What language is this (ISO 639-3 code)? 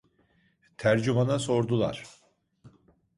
tur